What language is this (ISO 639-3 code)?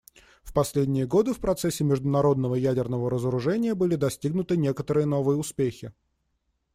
rus